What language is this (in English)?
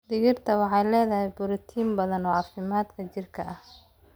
Somali